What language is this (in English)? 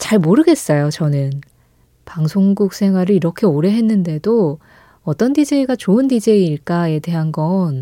Korean